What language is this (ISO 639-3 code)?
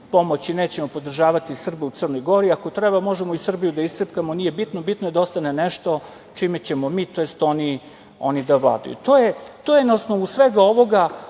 srp